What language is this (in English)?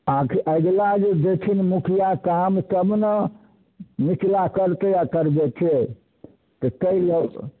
Maithili